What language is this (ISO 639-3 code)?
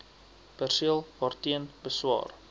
afr